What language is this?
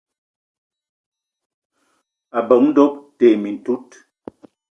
Eton (Cameroon)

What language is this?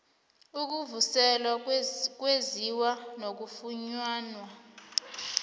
South Ndebele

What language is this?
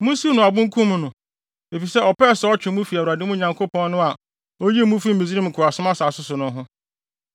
Akan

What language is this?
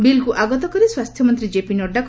Odia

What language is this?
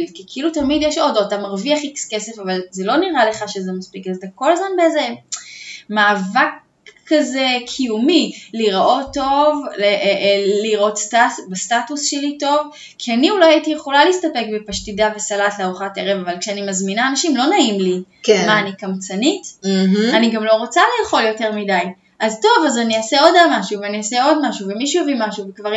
Hebrew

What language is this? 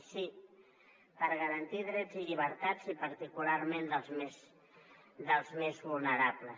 Catalan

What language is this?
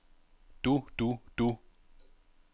Danish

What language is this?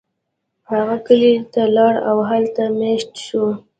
Pashto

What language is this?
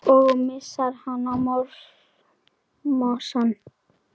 Icelandic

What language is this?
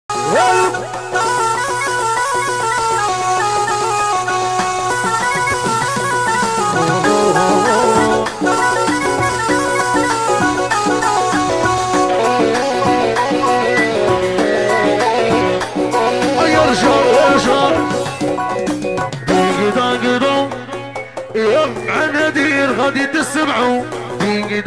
Arabic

